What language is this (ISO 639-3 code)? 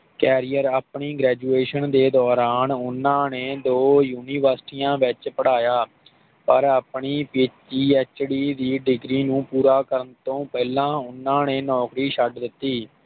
pan